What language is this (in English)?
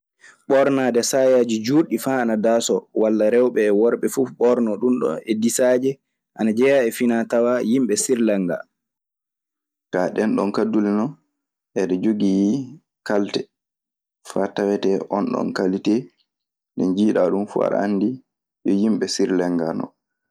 Maasina Fulfulde